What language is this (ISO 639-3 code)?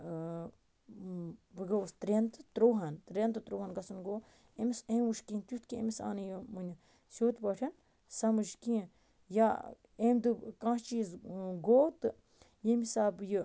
kas